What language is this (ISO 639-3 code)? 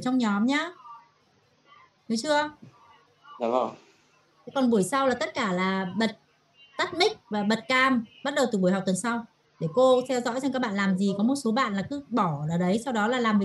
vie